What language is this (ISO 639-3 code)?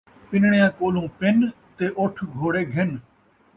skr